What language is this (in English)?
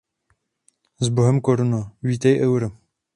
Czech